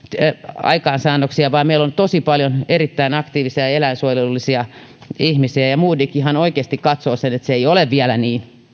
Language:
Finnish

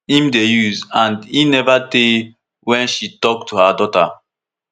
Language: Nigerian Pidgin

